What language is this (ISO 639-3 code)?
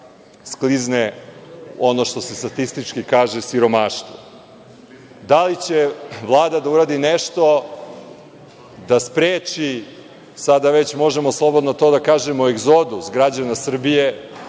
srp